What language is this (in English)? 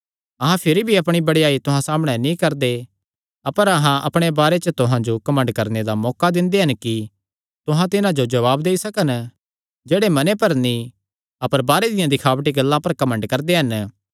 Kangri